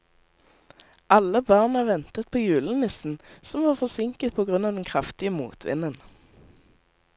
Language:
Norwegian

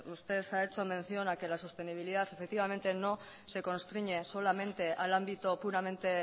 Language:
Spanish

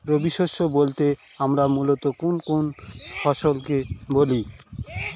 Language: Bangla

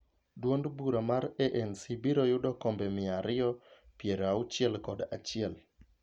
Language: Luo (Kenya and Tanzania)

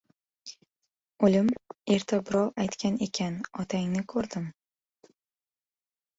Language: Uzbek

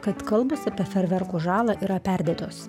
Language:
Lithuanian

